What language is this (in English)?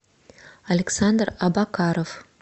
Russian